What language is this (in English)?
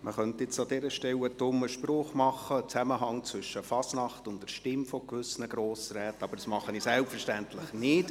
Swiss German